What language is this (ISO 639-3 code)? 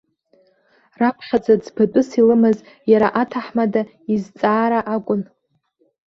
abk